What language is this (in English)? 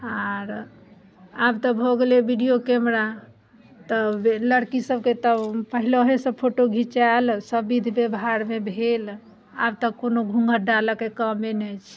Maithili